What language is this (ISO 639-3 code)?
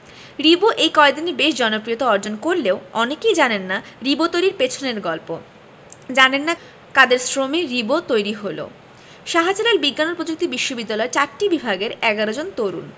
ben